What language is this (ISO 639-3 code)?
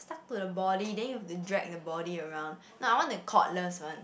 eng